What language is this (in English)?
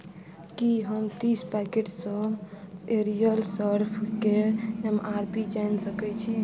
Maithili